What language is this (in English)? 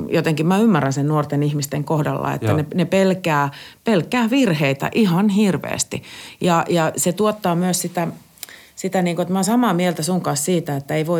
Finnish